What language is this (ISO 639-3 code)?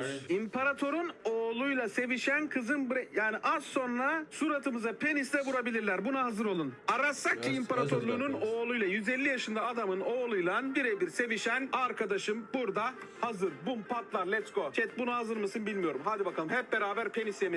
tur